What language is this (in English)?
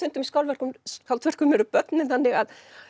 Icelandic